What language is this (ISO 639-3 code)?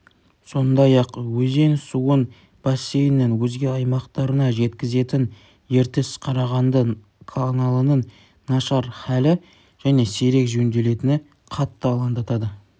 kaz